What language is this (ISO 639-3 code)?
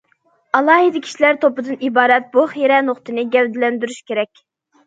uig